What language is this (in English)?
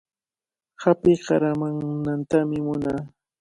Cajatambo North Lima Quechua